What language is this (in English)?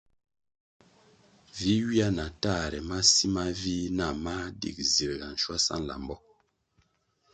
Kwasio